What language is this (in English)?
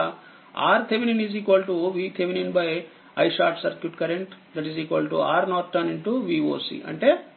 Telugu